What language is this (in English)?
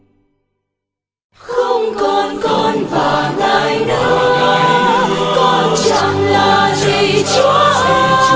Vietnamese